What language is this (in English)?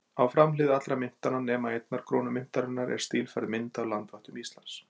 Icelandic